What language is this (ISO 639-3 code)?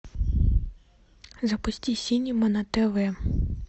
rus